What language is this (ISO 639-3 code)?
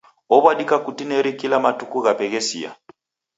dav